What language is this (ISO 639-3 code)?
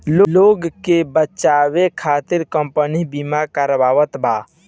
bho